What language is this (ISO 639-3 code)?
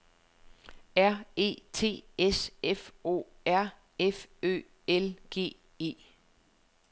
dan